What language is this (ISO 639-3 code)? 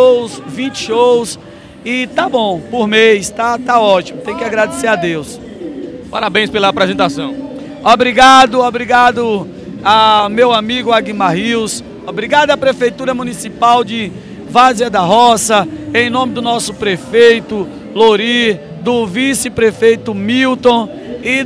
por